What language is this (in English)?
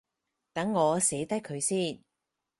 Cantonese